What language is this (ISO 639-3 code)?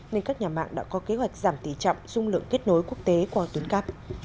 vie